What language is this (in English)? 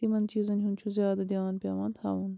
Kashmiri